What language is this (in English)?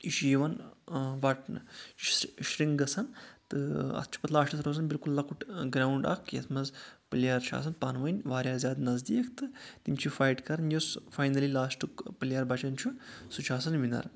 Kashmiri